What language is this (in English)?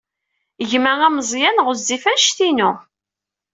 Kabyle